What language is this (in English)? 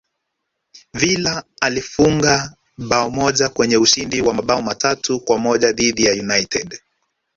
Swahili